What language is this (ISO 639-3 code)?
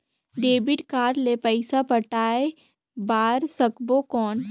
hne